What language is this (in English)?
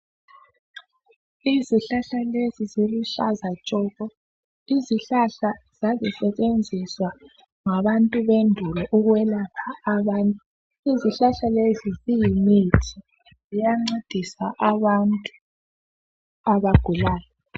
North Ndebele